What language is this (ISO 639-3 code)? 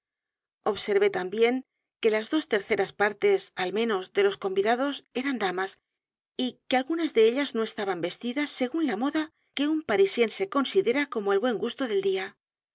spa